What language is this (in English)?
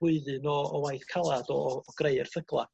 Welsh